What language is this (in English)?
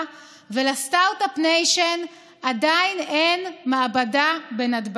Hebrew